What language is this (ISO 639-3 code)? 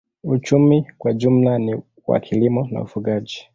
swa